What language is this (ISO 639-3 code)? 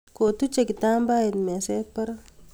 kln